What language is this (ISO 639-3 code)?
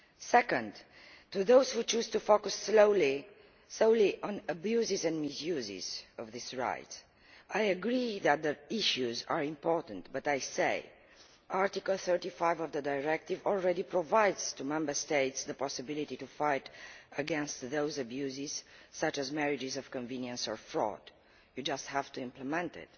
eng